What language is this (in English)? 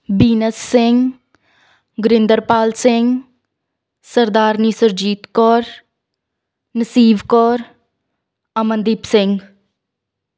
Punjabi